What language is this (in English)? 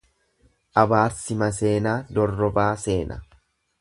Oromo